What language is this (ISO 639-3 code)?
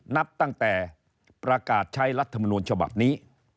tha